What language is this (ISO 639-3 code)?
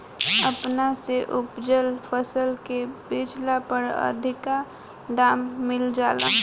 bho